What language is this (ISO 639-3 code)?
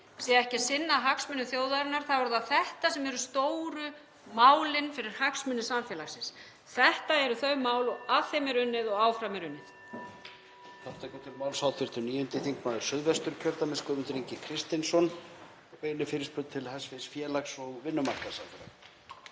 isl